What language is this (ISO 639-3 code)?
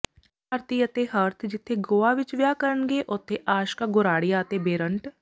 pan